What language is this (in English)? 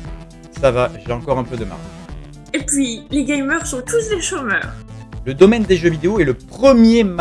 French